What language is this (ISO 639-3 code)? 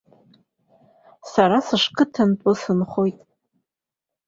abk